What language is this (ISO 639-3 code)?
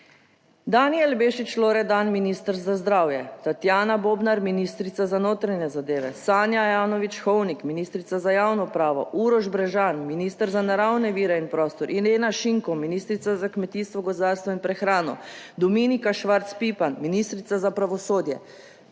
slv